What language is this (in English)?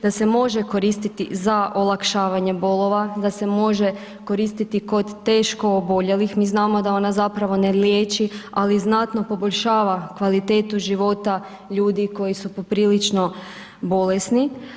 Croatian